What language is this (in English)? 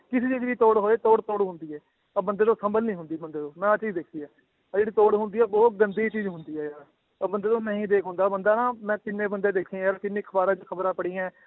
Punjabi